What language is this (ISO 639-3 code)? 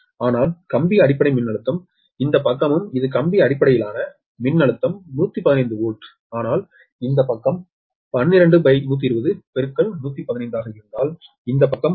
tam